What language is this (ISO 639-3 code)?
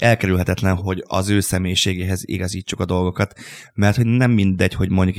hun